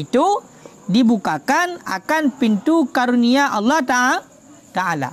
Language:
Malay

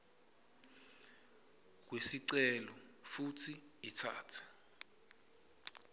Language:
Swati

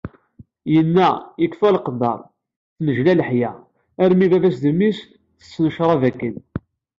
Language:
Kabyle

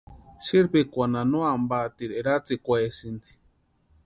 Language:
Western Highland Purepecha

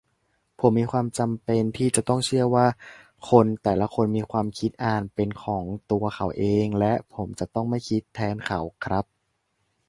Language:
Thai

